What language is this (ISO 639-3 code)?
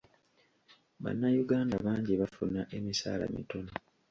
lug